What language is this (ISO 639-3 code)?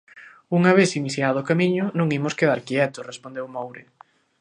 glg